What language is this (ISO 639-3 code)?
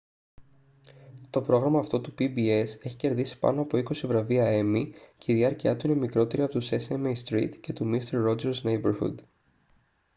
ell